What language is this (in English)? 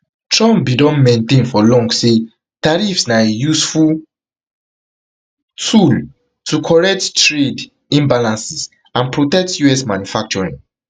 Nigerian Pidgin